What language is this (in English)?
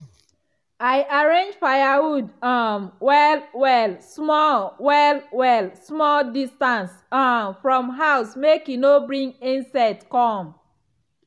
Nigerian Pidgin